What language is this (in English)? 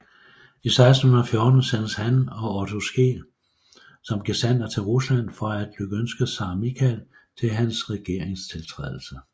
Danish